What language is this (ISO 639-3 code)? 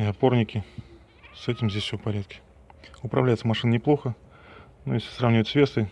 rus